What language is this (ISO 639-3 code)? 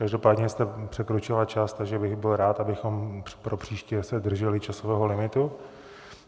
ces